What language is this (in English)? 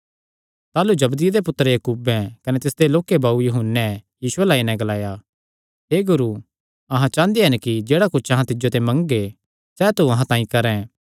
Kangri